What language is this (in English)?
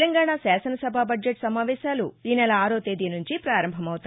Telugu